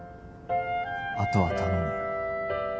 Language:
Japanese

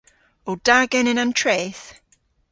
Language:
Cornish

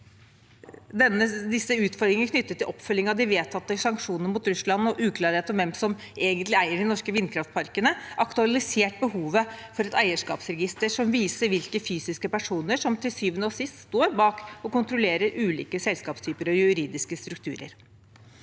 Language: Norwegian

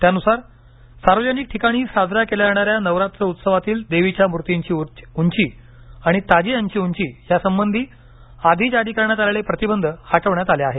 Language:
Marathi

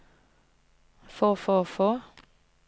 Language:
Norwegian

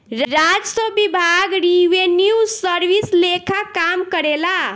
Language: Bhojpuri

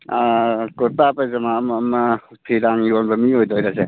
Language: Manipuri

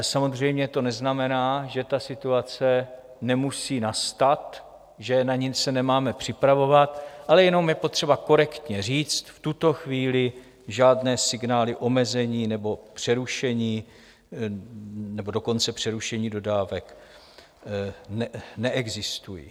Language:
Czech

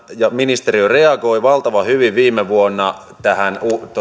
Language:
Finnish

